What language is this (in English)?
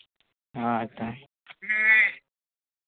Santali